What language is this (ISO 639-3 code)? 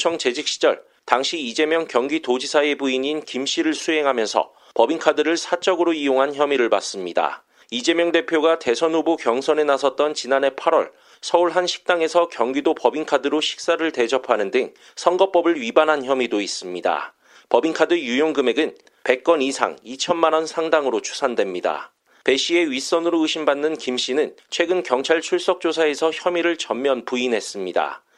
kor